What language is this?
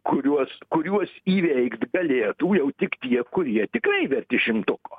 Lithuanian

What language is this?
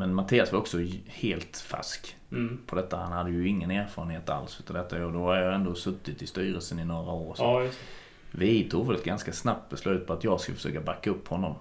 Swedish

